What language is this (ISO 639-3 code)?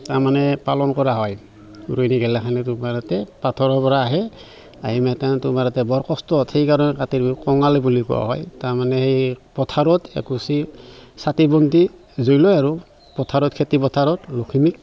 asm